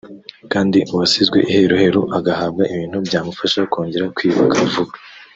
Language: Kinyarwanda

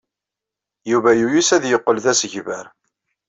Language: Kabyle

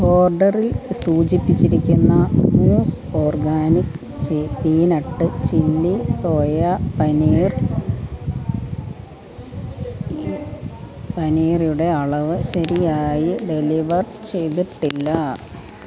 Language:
Malayalam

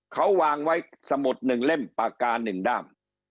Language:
Thai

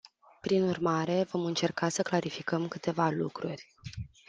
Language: Romanian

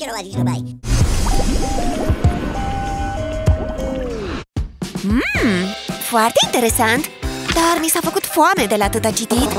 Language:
Romanian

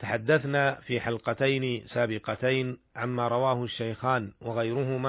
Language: Arabic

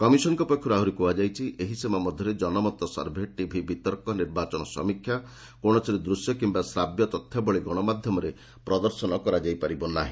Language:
Odia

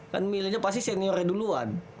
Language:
Indonesian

